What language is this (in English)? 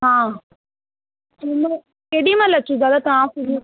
Sindhi